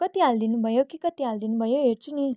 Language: Nepali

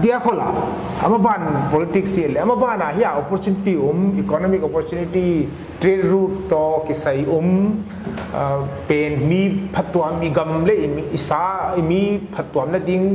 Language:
Thai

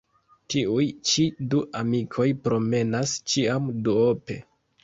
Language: Esperanto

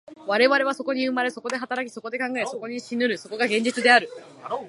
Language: Japanese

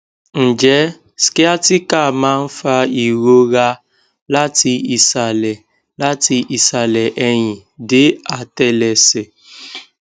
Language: Yoruba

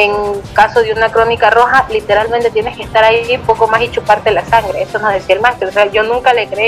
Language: Spanish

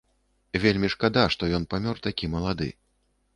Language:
Belarusian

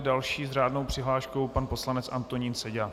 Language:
Czech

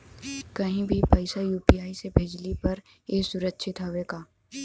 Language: Bhojpuri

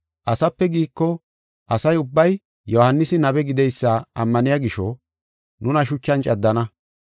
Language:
Gofa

